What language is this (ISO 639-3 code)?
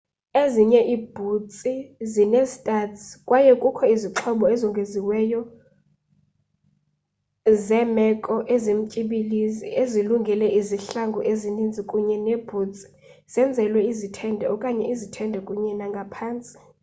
xho